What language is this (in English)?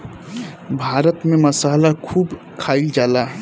Bhojpuri